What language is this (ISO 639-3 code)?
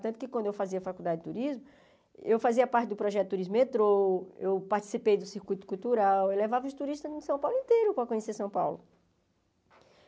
por